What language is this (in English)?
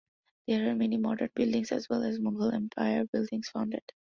English